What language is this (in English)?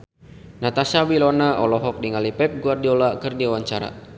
Sundanese